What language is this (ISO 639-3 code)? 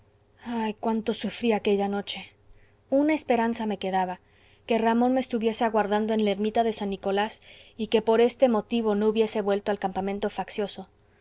spa